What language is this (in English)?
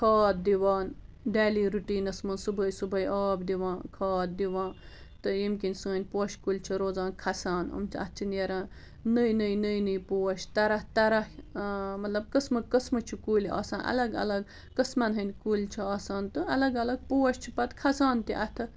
Kashmiri